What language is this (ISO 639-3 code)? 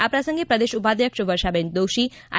guj